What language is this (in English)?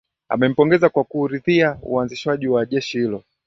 Swahili